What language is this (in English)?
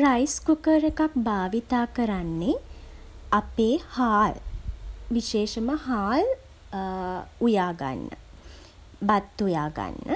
Sinhala